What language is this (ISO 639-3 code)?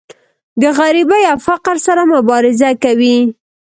pus